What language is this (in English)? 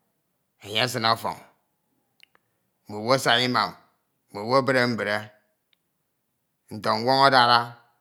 Ito